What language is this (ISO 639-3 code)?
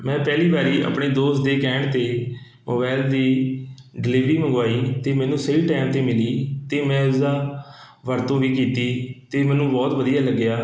pan